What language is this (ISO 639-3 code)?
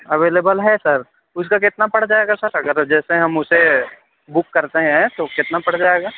urd